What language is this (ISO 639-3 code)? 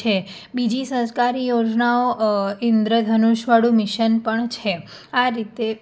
guj